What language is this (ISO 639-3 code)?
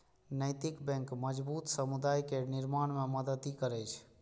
mai